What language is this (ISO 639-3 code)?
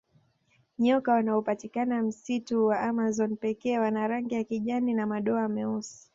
swa